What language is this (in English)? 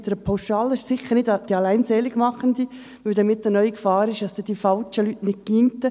Swiss German